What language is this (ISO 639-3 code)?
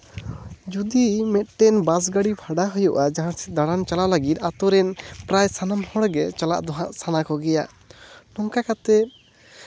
sat